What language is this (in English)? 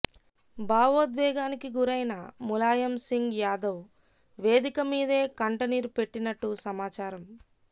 Telugu